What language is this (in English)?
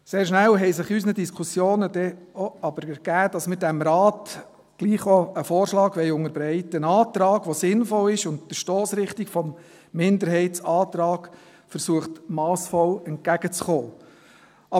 Swiss German